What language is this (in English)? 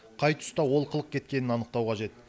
Kazakh